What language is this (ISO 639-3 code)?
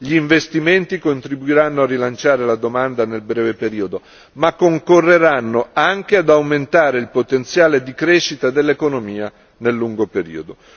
ita